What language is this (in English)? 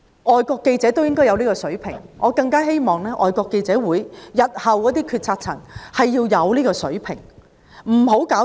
Cantonese